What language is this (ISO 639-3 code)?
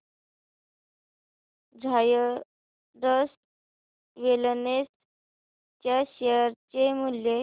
mar